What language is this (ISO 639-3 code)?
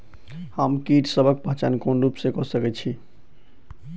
mai